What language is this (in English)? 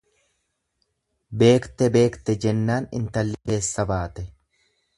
Oromo